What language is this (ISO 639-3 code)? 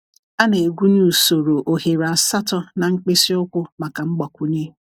ibo